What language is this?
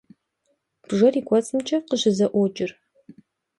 Kabardian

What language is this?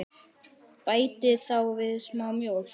Icelandic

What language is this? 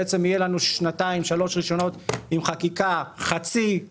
Hebrew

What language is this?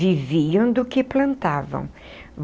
Portuguese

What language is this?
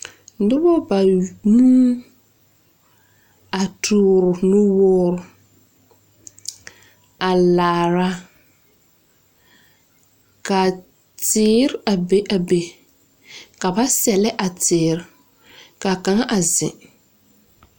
Southern Dagaare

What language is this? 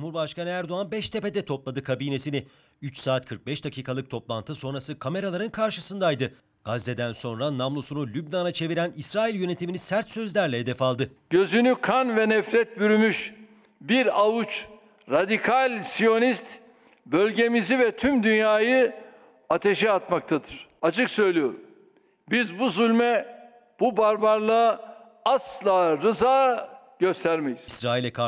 Turkish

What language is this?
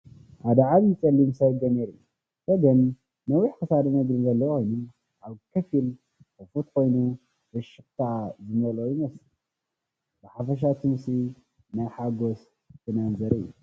Tigrinya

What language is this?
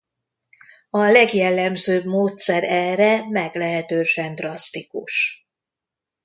Hungarian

